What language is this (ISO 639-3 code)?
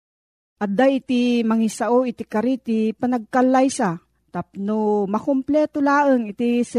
fil